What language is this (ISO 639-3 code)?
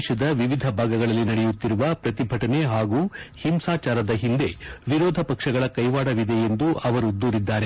kan